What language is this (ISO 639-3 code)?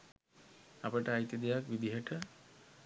sin